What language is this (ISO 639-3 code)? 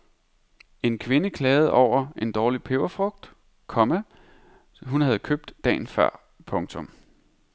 dan